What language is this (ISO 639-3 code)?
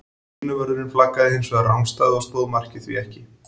isl